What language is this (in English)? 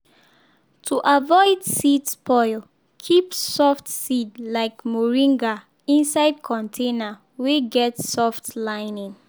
Nigerian Pidgin